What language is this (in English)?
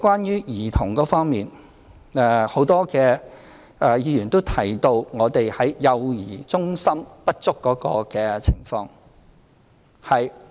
Cantonese